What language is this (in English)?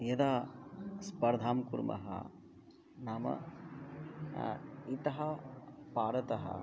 Sanskrit